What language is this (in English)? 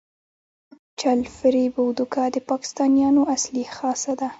Pashto